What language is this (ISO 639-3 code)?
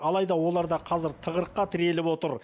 kaz